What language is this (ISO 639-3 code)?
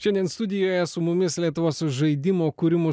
lit